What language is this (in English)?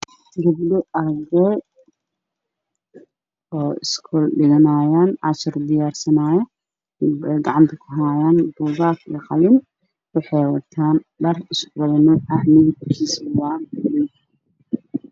Somali